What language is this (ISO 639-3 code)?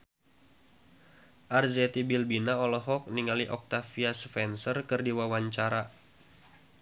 sun